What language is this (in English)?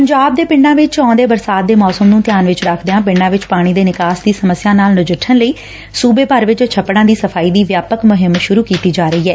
Punjabi